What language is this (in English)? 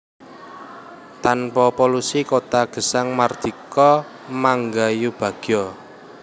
Javanese